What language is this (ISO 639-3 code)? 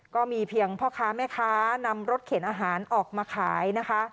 tha